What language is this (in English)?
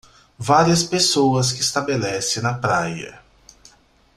Portuguese